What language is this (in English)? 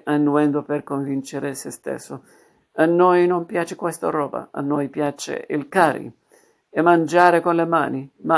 Italian